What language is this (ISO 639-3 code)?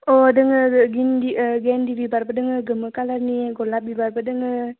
brx